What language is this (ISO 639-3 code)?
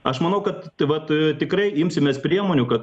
lit